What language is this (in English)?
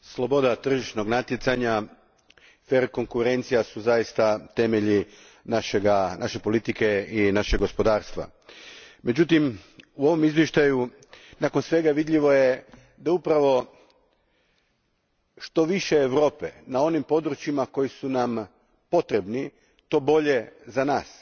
Croatian